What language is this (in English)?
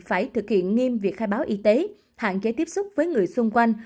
Vietnamese